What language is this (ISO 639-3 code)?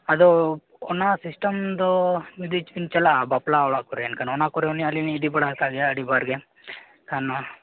sat